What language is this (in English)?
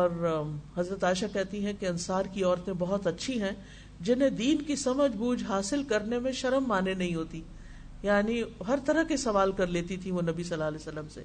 Urdu